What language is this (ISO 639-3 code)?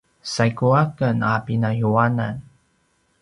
pwn